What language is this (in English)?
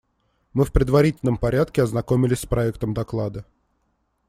Russian